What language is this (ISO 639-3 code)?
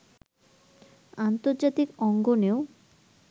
ben